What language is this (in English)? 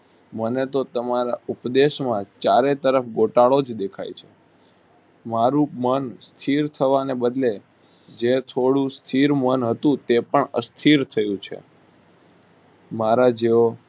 Gujarati